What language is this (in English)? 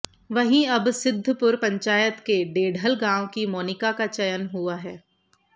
Hindi